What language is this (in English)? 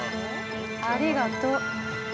Japanese